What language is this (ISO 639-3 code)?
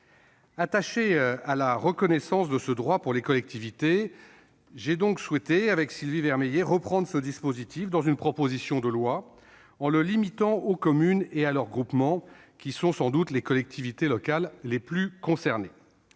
fra